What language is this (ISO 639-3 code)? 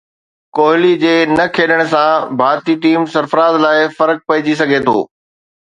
snd